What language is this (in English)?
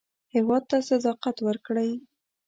Pashto